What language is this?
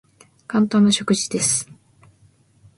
Japanese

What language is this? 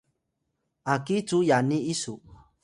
Atayal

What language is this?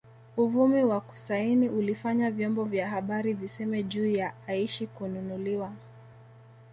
Swahili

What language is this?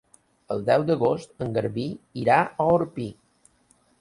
Catalan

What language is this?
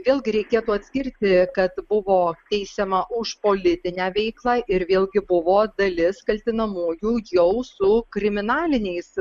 Lithuanian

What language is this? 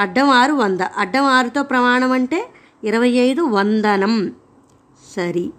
Telugu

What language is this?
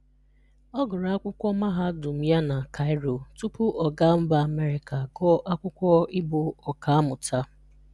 Igbo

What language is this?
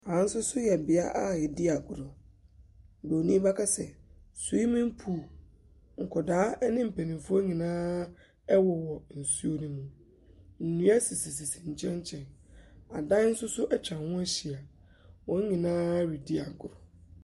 Akan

